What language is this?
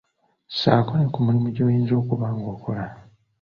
Ganda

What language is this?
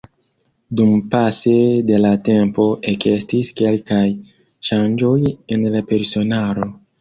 Esperanto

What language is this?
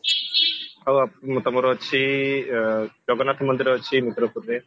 Odia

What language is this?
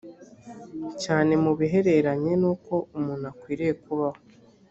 Kinyarwanda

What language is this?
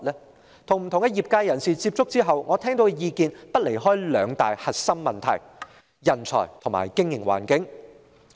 Cantonese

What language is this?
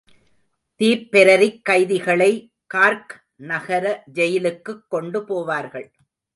Tamil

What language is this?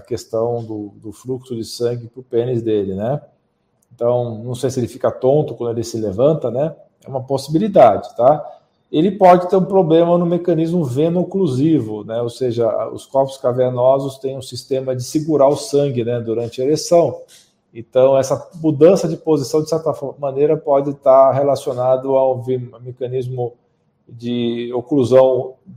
Portuguese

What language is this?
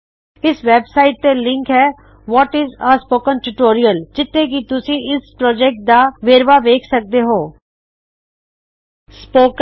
Punjabi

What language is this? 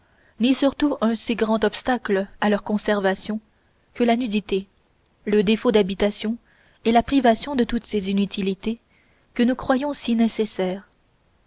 French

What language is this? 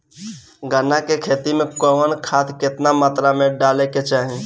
Bhojpuri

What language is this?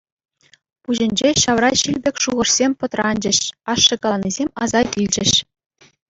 Chuvash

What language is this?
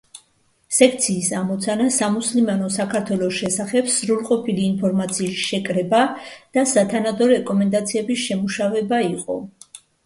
Georgian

